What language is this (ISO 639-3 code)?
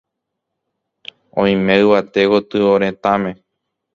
grn